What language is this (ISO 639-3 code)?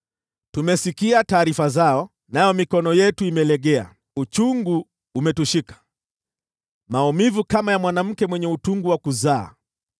swa